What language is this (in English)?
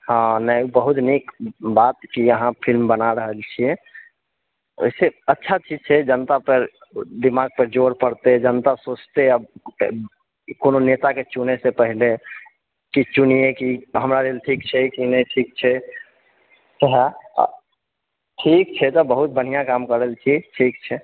Maithili